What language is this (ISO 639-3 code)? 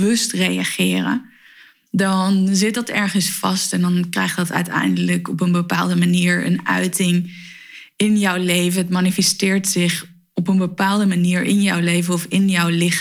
nld